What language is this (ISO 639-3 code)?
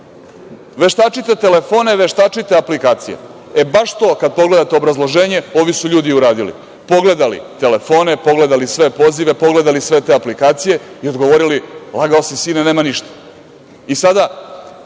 srp